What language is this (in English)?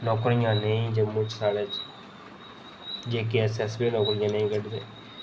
Dogri